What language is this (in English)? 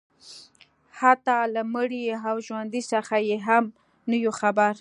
Pashto